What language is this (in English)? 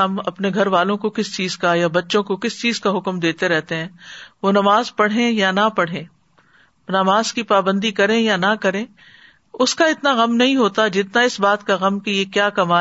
Urdu